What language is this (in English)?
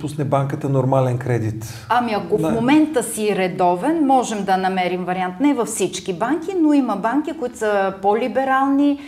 Bulgarian